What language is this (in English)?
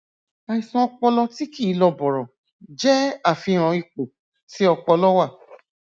Yoruba